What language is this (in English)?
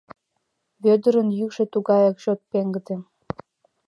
Mari